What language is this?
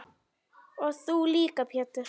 Icelandic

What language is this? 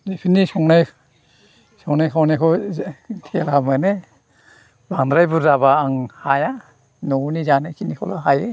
Bodo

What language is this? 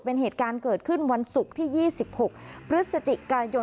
Thai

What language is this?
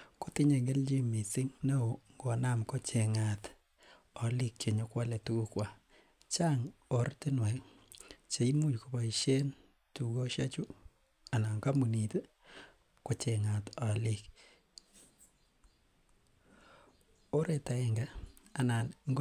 Kalenjin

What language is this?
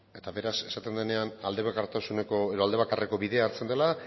Basque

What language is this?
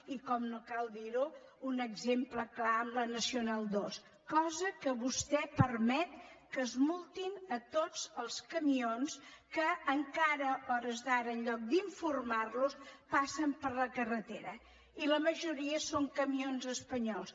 Catalan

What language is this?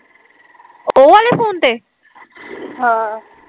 Punjabi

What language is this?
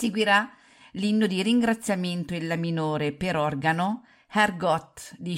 Italian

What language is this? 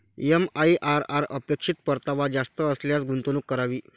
Marathi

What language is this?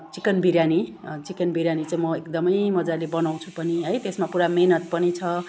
Nepali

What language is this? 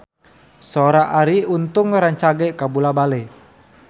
Sundanese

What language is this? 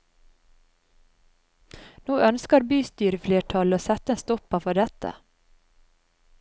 Norwegian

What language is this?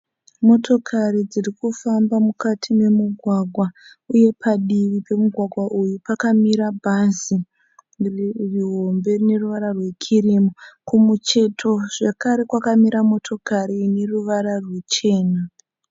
Shona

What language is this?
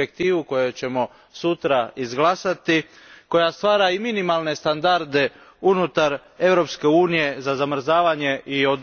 Croatian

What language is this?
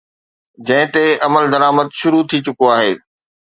Sindhi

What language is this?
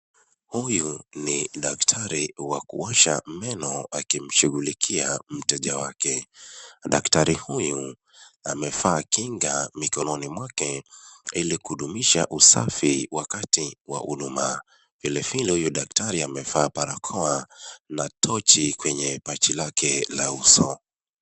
Swahili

